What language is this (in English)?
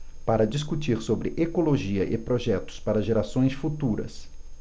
Portuguese